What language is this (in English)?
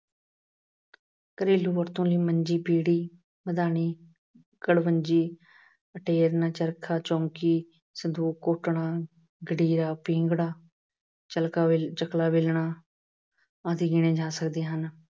Punjabi